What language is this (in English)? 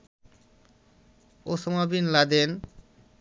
Bangla